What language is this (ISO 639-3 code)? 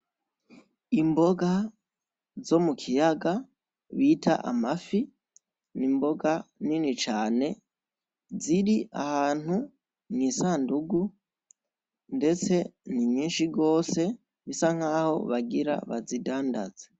run